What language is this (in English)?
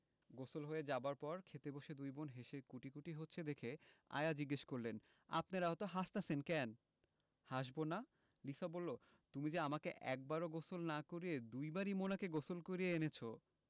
Bangla